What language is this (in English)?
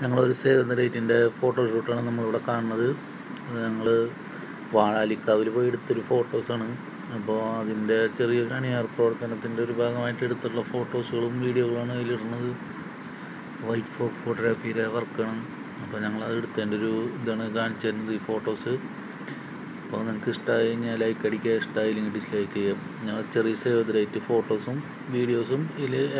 Turkish